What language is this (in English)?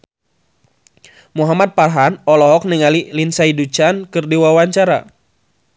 Sundanese